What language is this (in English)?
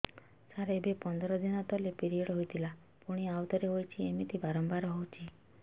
Odia